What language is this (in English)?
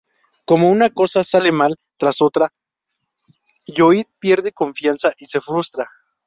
Spanish